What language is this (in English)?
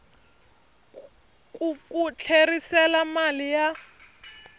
Tsonga